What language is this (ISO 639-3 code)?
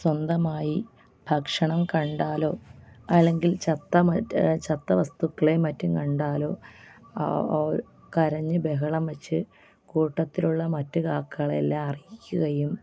mal